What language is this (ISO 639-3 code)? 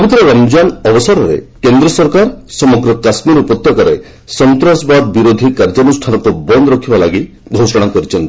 ori